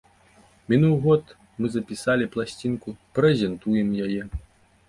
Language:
Belarusian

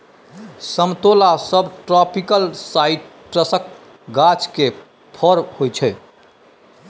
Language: Maithili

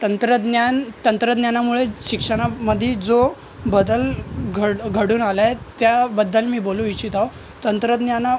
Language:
Marathi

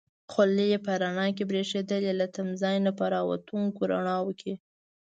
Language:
Pashto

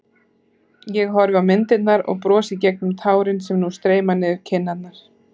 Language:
Icelandic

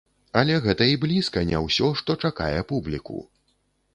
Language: Belarusian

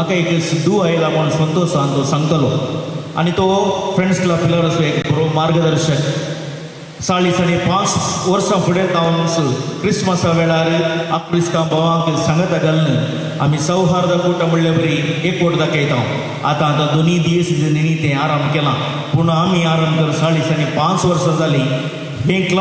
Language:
Romanian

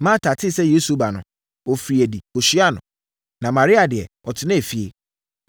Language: Akan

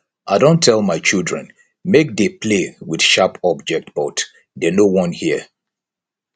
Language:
Nigerian Pidgin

